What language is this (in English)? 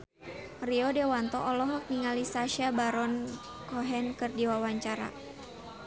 Sundanese